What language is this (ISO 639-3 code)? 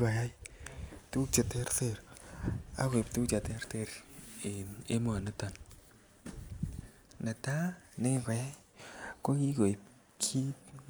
kln